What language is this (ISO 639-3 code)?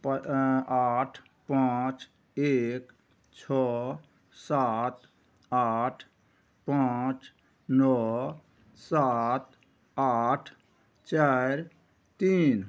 mai